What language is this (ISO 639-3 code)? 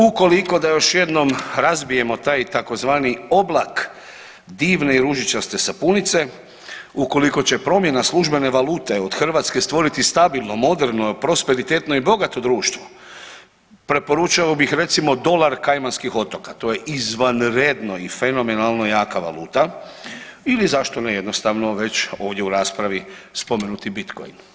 hrv